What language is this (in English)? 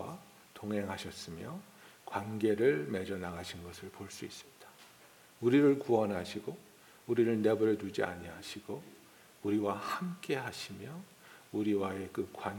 Korean